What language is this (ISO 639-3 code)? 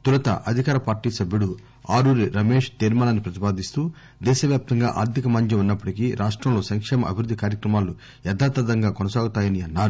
tel